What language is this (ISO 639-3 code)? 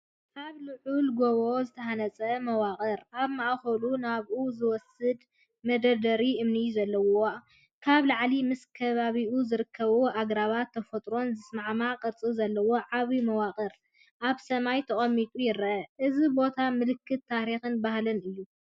tir